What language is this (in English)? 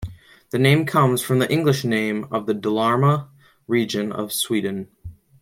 English